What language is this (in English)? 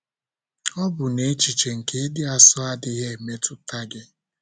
Igbo